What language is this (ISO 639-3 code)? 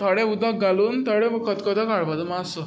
kok